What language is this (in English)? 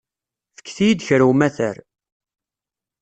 Kabyle